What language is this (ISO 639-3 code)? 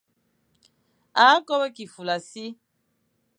fan